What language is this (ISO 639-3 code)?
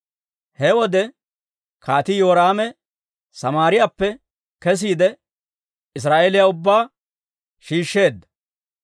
dwr